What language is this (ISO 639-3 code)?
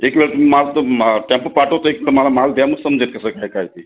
mar